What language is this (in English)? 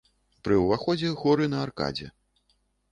Belarusian